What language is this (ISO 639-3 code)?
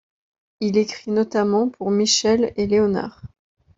fra